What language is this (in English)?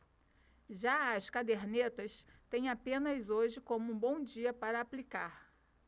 Portuguese